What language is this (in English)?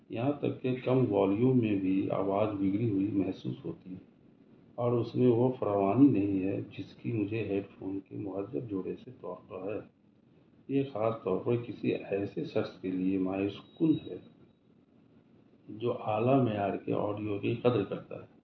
Urdu